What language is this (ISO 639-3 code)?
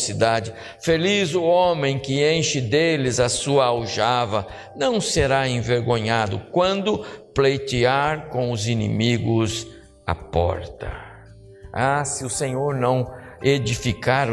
por